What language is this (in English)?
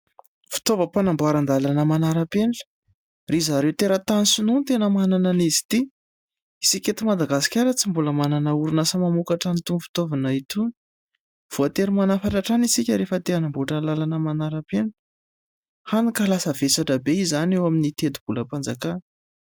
Malagasy